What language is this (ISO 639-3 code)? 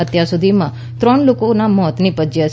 guj